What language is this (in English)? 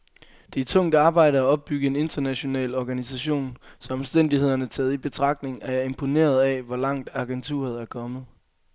Danish